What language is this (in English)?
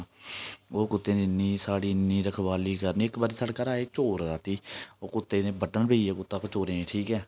Dogri